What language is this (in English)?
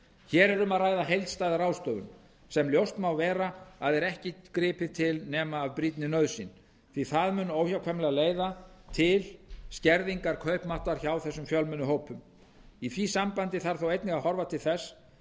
Icelandic